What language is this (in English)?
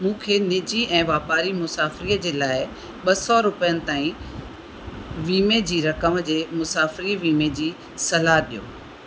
Sindhi